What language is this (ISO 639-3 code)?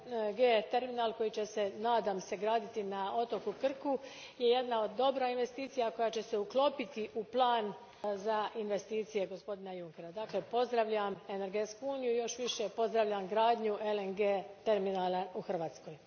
hrv